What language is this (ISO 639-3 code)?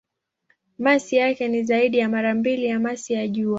swa